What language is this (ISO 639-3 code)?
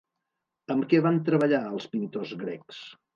cat